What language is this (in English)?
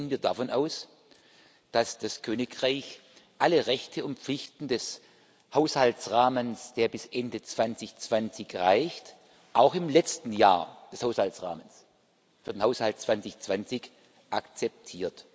German